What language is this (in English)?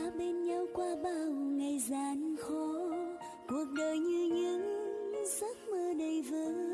Vietnamese